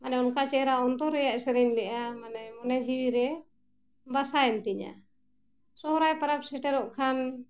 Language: Santali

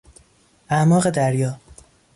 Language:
Persian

